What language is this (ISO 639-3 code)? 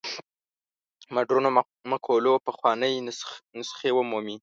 pus